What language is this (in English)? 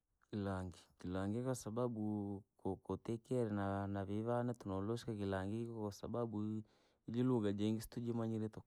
Langi